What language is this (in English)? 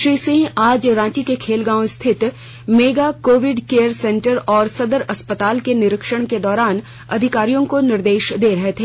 Hindi